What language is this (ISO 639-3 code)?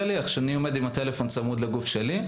heb